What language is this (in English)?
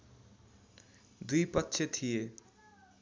Nepali